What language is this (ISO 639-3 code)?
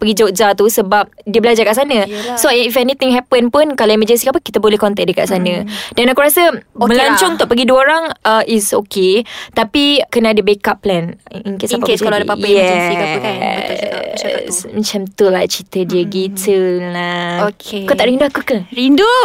msa